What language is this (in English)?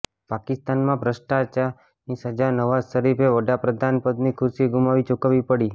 Gujarati